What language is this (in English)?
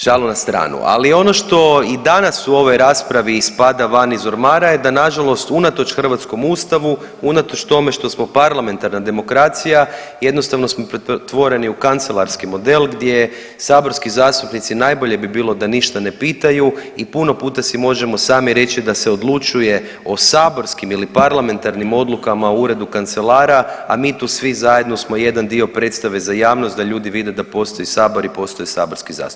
Croatian